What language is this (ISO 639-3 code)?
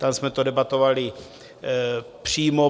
ces